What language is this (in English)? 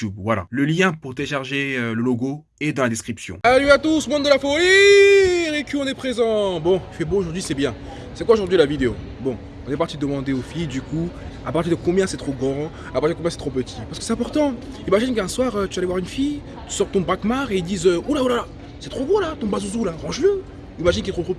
French